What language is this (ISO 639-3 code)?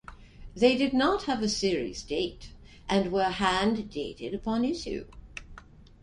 eng